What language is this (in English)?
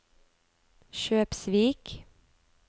Norwegian